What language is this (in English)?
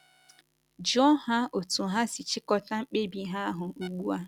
Igbo